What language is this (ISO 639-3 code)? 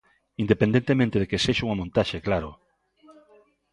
glg